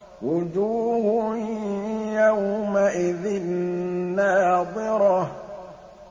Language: Arabic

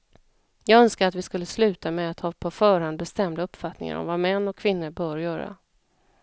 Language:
Swedish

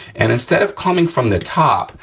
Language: English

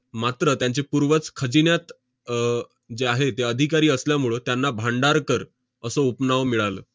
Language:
Marathi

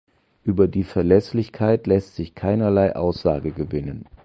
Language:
German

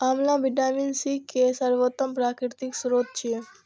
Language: Maithili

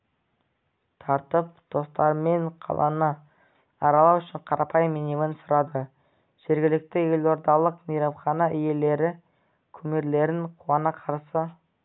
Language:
Kazakh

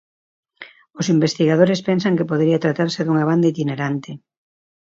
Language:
Galician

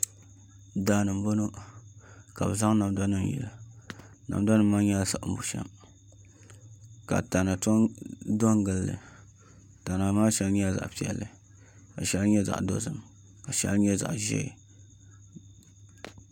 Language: Dagbani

